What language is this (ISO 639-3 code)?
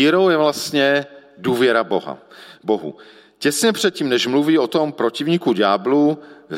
ces